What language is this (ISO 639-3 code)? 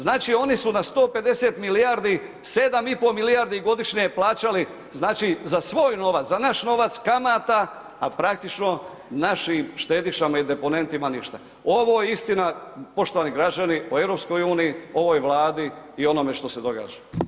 hrv